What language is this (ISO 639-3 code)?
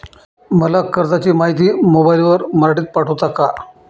mar